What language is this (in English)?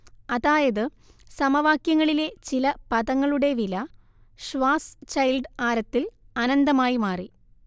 Malayalam